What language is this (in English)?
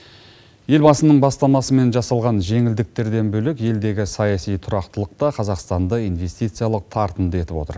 Kazakh